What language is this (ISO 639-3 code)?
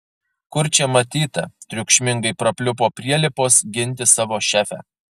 lit